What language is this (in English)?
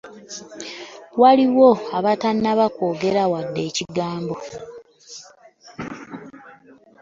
Ganda